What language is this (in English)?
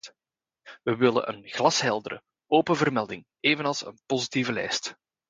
Dutch